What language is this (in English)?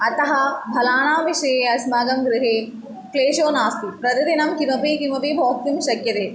Sanskrit